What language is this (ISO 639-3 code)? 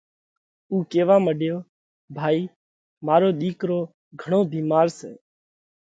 kvx